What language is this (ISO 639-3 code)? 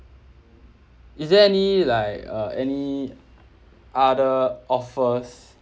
eng